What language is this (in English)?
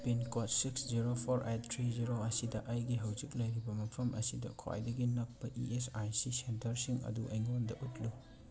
Manipuri